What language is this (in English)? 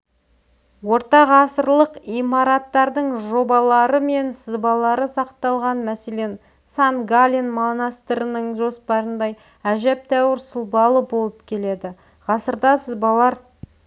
Kazakh